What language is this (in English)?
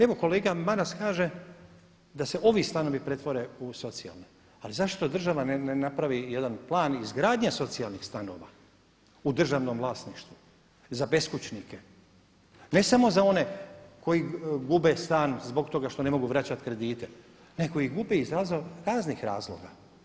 Croatian